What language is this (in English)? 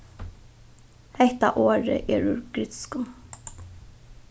Faroese